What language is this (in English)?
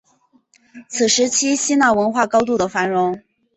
Chinese